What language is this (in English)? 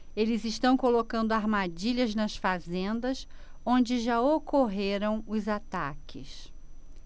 Portuguese